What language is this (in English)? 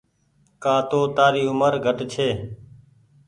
Goaria